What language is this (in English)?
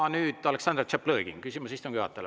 Estonian